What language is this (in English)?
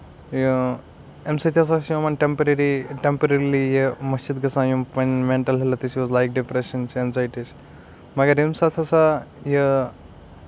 Kashmiri